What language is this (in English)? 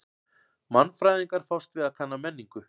Icelandic